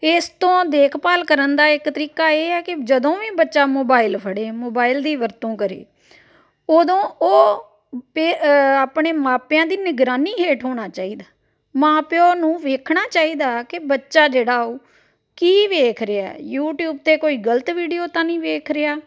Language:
Punjabi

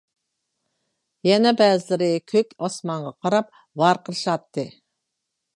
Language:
Uyghur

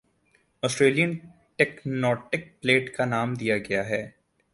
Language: Urdu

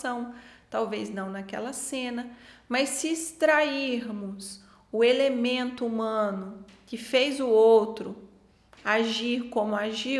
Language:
Portuguese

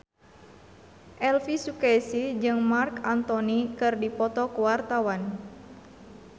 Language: Sundanese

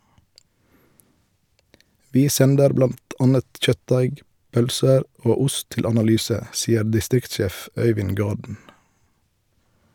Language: Norwegian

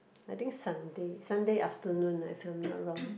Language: English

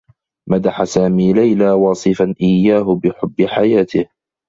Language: Arabic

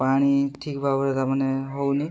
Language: Odia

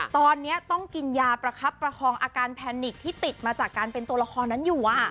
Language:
Thai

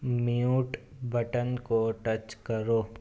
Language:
Urdu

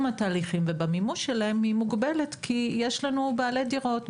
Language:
Hebrew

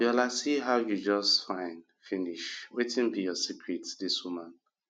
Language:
Nigerian Pidgin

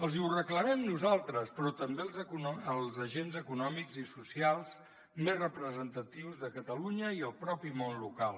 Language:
Catalan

